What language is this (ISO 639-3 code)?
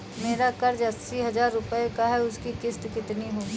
hin